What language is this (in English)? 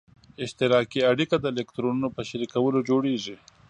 Pashto